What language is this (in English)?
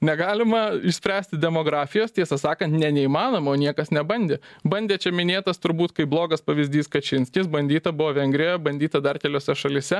Lithuanian